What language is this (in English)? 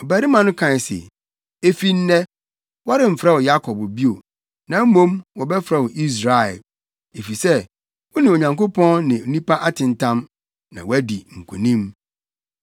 Akan